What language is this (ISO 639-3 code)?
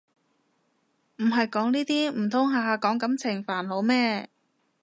yue